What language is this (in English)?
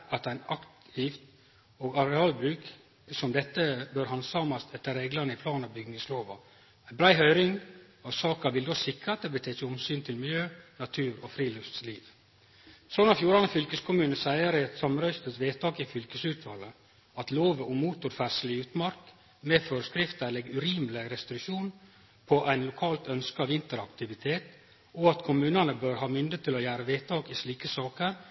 Norwegian Nynorsk